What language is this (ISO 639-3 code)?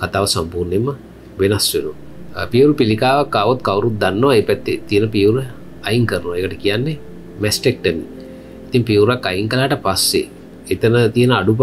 ind